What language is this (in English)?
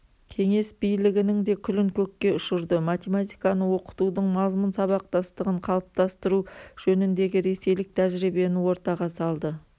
Kazakh